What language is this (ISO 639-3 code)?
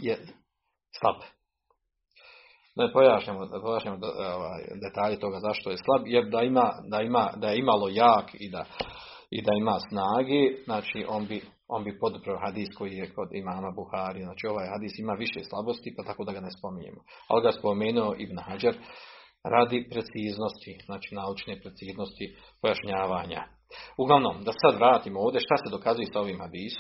hrv